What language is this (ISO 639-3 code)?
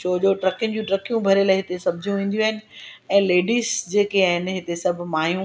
snd